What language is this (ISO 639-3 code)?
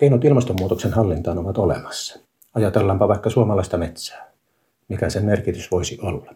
fin